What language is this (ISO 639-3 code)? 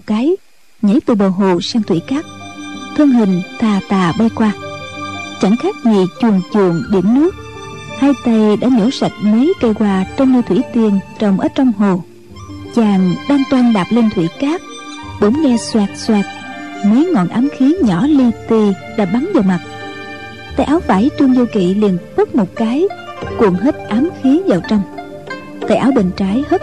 vie